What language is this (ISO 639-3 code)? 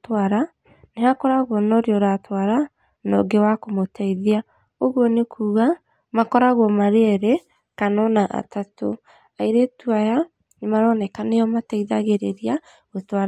kik